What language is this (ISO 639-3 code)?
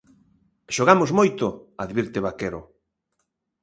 glg